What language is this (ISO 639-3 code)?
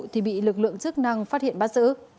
vie